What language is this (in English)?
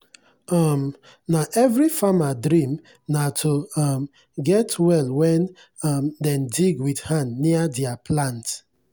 Nigerian Pidgin